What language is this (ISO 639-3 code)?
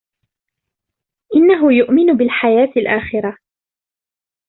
ara